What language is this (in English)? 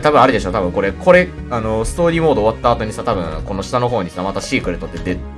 Japanese